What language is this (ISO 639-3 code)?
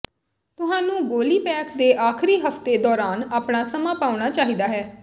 pan